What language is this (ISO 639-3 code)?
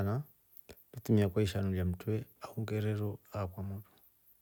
rof